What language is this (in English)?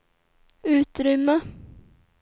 Swedish